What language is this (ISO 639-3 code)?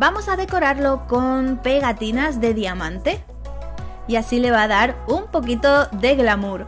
spa